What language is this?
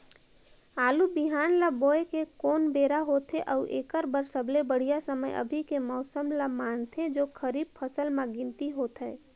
Chhattisgarhi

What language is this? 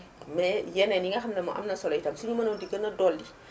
Wolof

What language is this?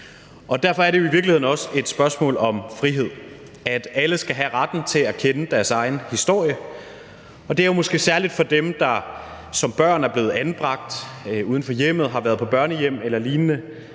Danish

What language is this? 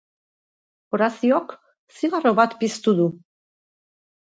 Basque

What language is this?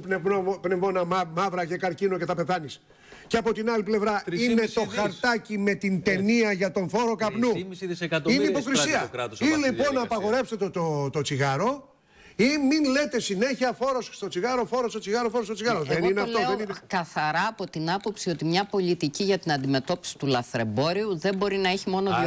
Greek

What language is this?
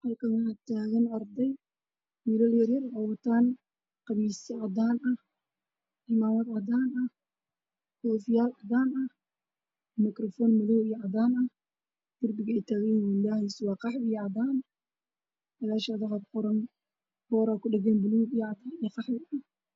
Somali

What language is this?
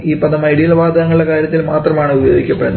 Malayalam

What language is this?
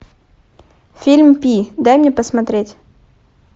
Russian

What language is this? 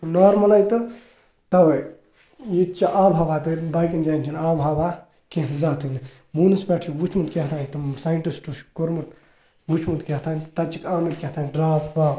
Kashmiri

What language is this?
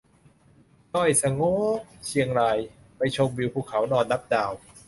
Thai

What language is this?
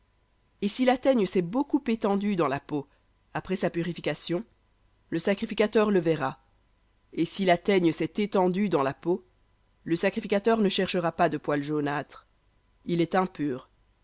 French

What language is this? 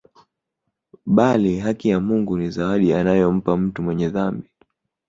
Swahili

